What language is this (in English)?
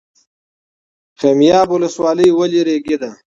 Pashto